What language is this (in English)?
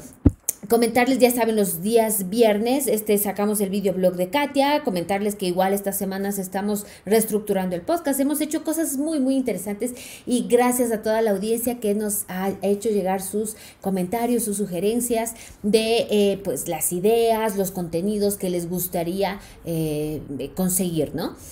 Spanish